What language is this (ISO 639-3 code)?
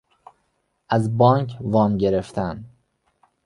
fas